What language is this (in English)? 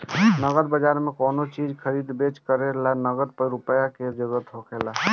Bhojpuri